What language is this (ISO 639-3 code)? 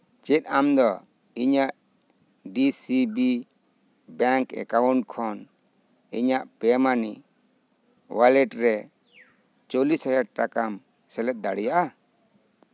sat